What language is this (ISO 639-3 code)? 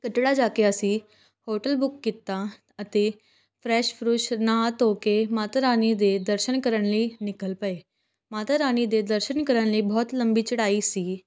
pan